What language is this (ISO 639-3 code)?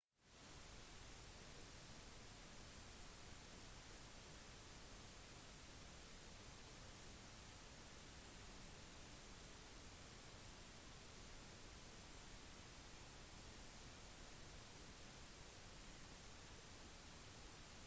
nob